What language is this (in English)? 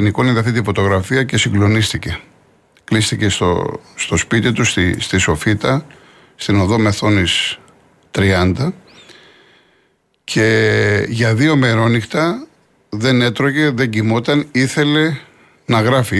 Greek